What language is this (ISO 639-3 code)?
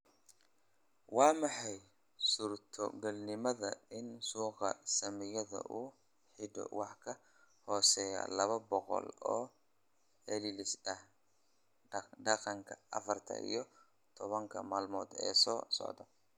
som